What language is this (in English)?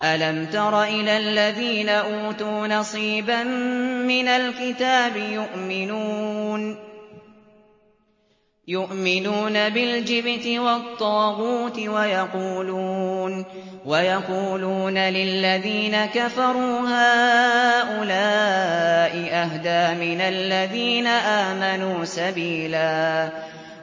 Arabic